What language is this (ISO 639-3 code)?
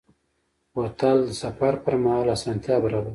pus